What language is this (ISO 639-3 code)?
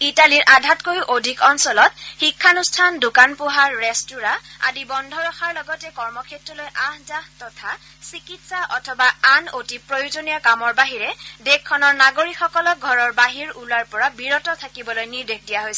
asm